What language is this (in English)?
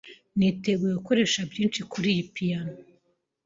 Kinyarwanda